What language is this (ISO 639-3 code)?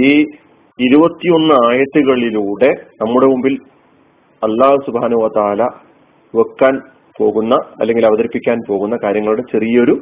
mal